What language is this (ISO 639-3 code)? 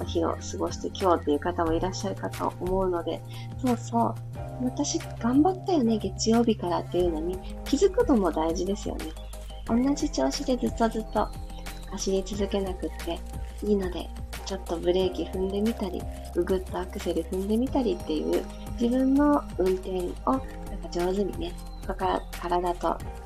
jpn